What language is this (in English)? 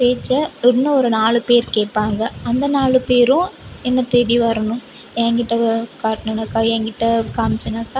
Tamil